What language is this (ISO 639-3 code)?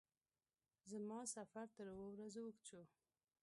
pus